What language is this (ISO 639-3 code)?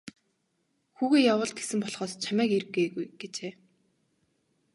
mon